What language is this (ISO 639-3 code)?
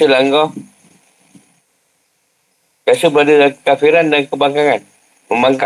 msa